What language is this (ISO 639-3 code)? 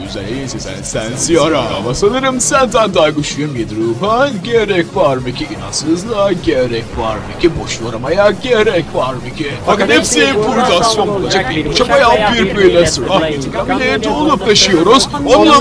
tur